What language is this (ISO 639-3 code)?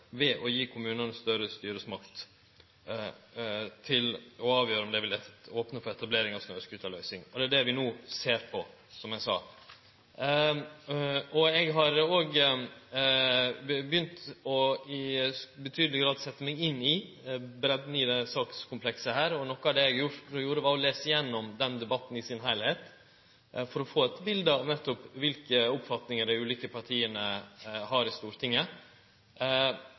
nno